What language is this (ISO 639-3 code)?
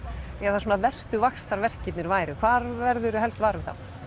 isl